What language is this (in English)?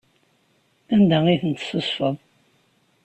Kabyle